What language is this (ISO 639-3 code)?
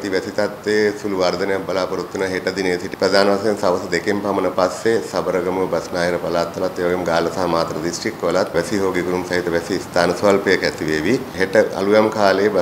hin